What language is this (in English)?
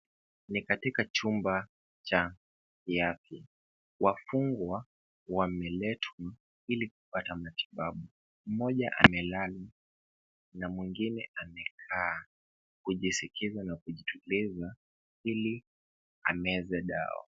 Swahili